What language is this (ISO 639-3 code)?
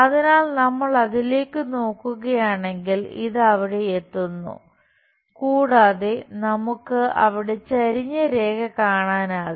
mal